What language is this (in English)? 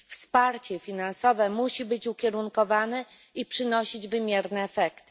Polish